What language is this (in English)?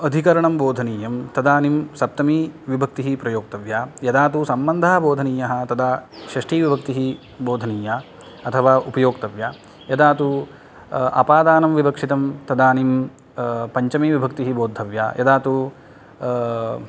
Sanskrit